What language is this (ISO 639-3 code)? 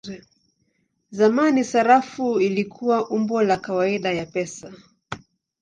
swa